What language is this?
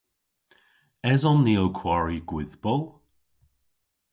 Cornish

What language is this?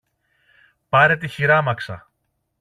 Greek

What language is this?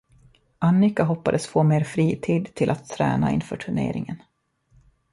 Swedish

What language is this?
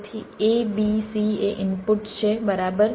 Gujarati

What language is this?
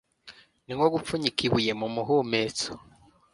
Kinyarwanda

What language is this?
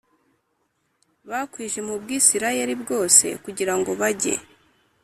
Kinyarwanda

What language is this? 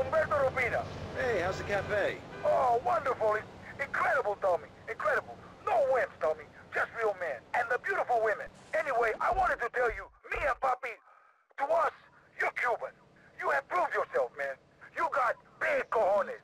English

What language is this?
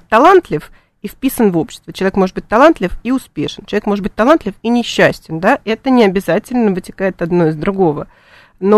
Russian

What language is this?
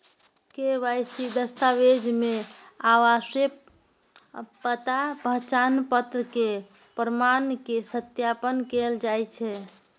Maithili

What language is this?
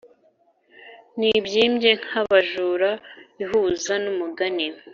Kinyarwanda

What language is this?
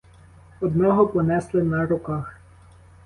Ukrainian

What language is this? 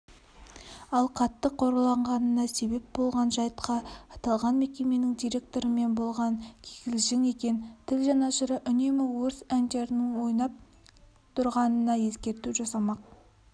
Kazakh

